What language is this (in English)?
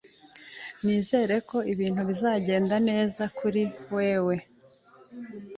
Kinyarwanda